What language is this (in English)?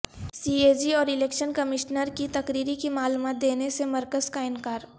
Urdu